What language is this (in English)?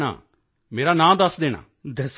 Punjabi